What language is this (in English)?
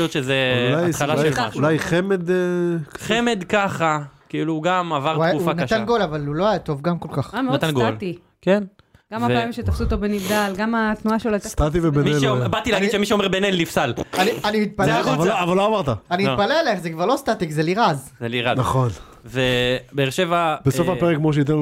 Hebrew